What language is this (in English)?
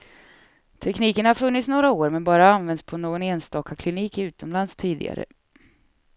Swedish